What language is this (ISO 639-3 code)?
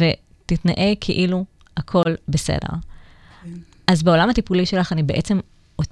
heb